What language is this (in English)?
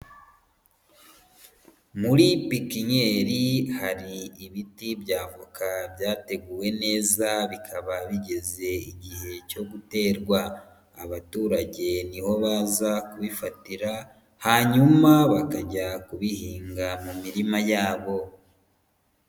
Kinyarwanda